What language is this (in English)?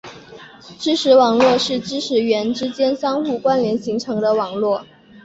Chinese